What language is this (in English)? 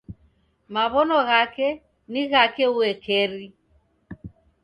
Taita